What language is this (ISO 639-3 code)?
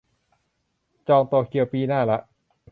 tha